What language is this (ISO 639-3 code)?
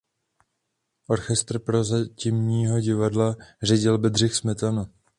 ces